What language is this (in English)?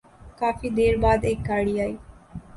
Urdu